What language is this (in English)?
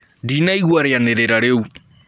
Kikuyu